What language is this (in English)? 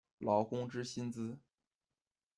Chinese